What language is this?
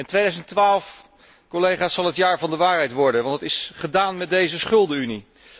Dutch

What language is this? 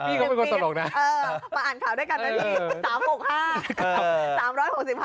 Thai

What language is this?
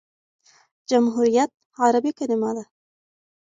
Pashto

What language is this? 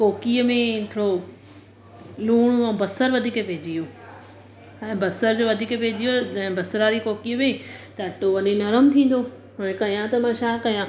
Sindhi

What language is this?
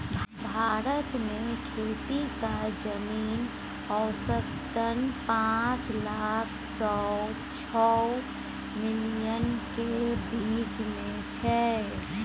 Maithili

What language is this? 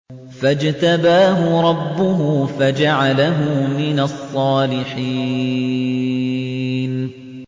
Arabic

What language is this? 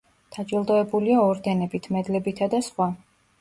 Georgian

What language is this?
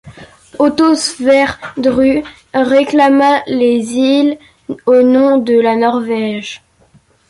French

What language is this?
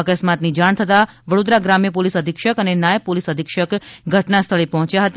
Gujarati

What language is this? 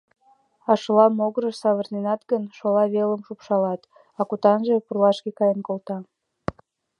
Mari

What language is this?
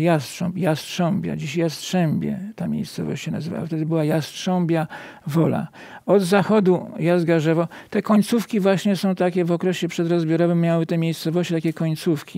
Polish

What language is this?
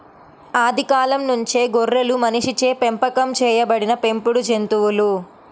Telugu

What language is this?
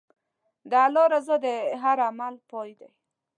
Pashto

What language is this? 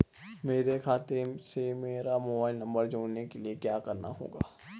Hindi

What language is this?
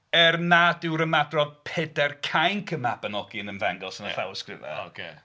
Welsh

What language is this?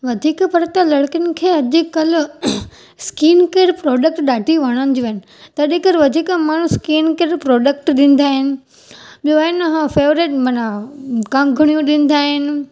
Sindhi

